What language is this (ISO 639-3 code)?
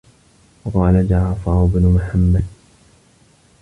ara